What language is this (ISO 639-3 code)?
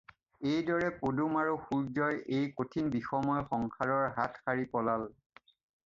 asm